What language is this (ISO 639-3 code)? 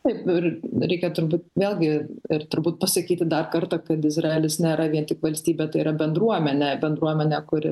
lit